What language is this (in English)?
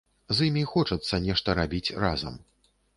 Belarusian